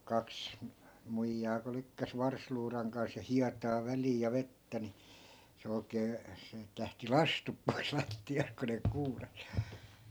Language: Finnish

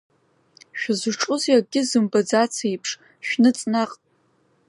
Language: Abkhazian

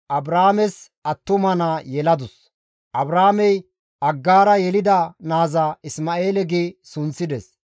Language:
Gamo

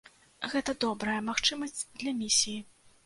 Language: Belarusian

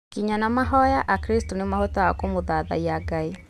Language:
Kikuyu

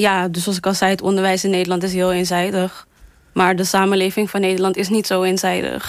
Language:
Dutch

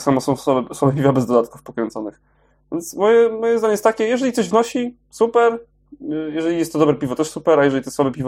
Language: Polish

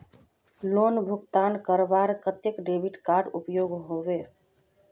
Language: Magahi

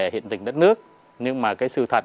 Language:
Vietnamese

